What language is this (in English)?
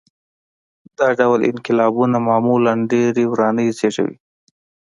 Pashto